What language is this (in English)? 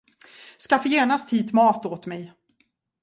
Swedish